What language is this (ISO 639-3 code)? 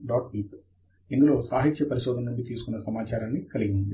tel